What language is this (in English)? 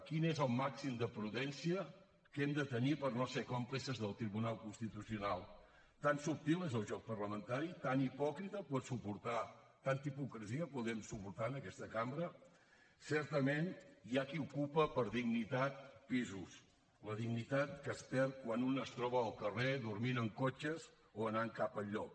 Catalan